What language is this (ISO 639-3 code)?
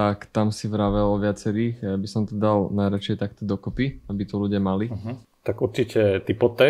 slk